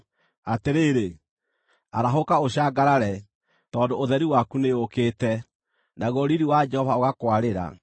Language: Kikuyu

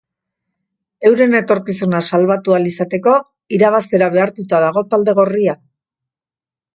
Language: Basque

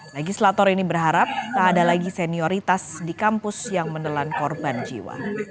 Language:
Indonesian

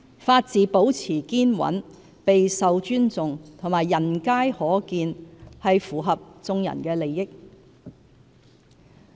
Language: Cantonese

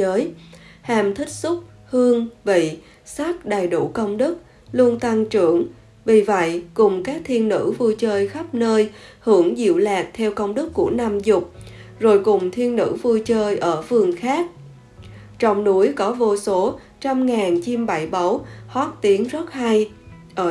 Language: Vietnamese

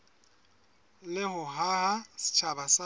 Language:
Southern Sotho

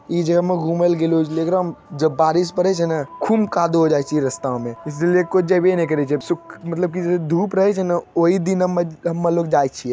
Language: Magahi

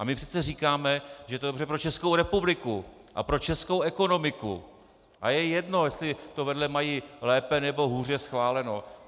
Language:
Czech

